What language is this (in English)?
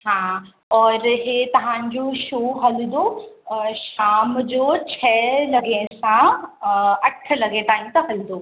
Sindhi